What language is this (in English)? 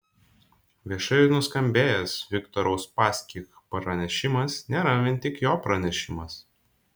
Lithuanian